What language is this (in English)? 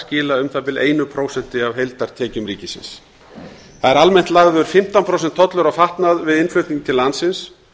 Icelandic